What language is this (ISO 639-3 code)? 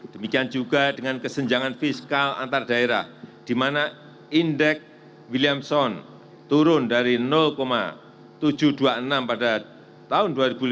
ind